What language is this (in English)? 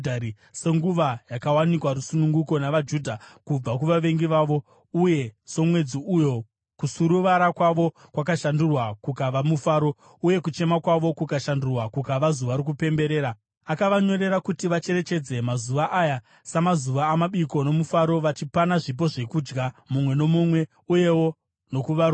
Shona